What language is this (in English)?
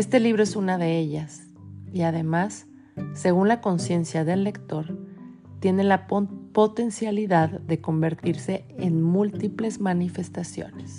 Spanish